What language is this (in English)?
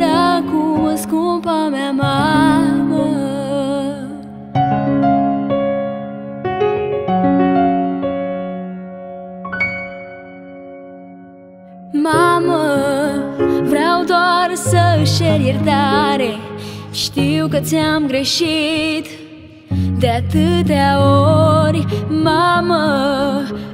Romanian